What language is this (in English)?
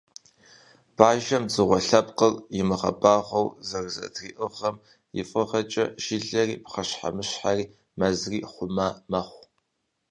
Kabardian